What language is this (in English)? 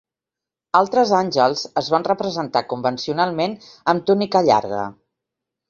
Catalan